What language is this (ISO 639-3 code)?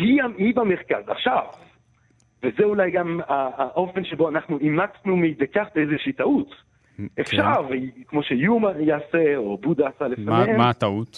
heb